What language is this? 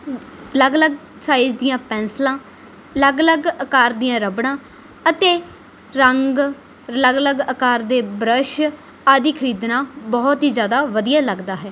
Punjabi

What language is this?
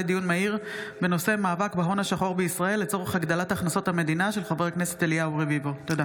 Hebrew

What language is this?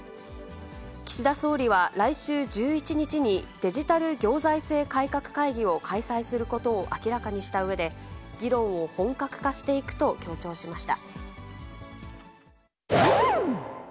Japanese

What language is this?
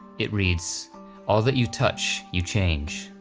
English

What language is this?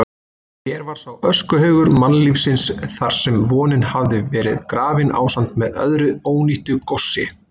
Icelandic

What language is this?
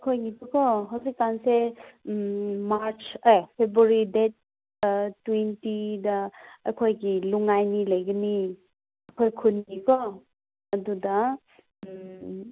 Manipuri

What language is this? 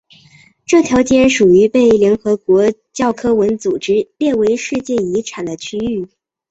Chinese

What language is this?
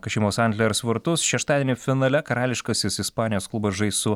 Lithuanian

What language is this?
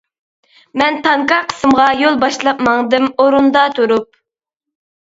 Uyghur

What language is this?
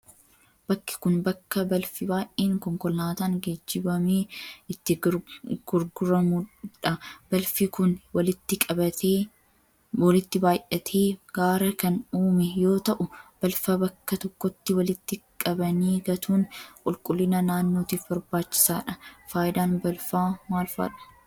Oromo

